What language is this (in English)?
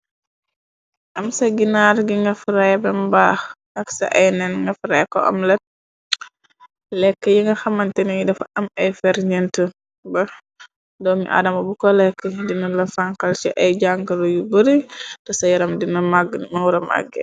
Wolof